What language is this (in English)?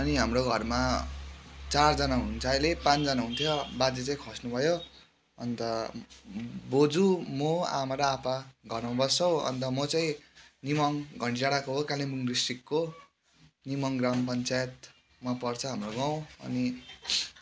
Nepali